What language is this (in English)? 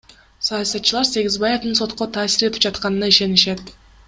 Kyrgyz